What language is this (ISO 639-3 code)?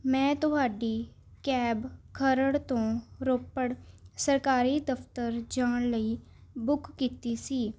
pan